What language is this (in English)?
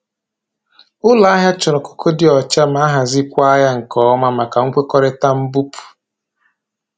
Igbo